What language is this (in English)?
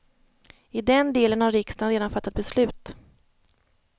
Swedish